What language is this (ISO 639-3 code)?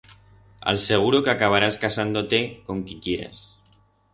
arg